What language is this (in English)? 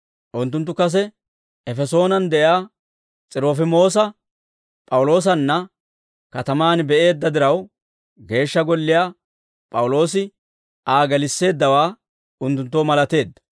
Dawro